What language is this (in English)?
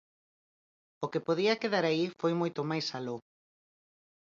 Galician